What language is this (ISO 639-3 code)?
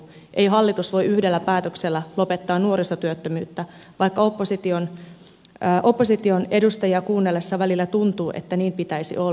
fin